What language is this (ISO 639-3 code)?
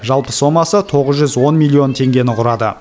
kaz